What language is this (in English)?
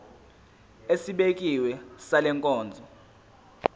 Zulu